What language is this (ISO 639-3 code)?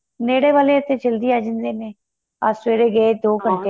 pan